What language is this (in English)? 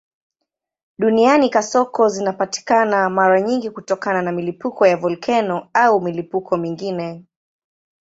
Swahili